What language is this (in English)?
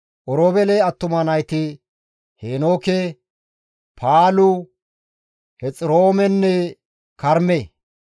Gamo